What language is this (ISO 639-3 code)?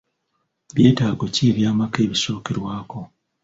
lug